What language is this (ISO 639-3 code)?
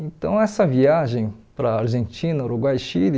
por